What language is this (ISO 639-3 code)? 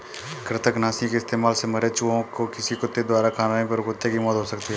hin